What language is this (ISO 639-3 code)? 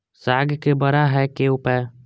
mai